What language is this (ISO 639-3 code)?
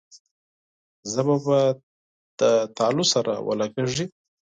pus